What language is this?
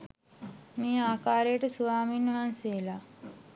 Sinhala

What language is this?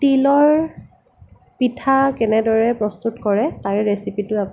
Assamese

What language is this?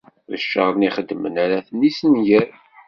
Kabyle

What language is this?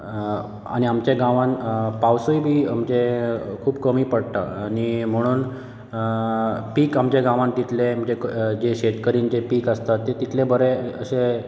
Konkani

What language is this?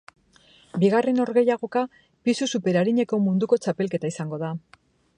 Basque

